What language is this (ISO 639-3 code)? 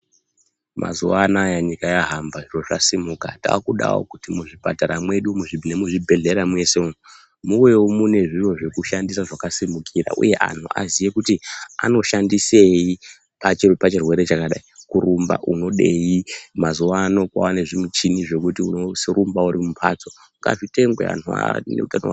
ndc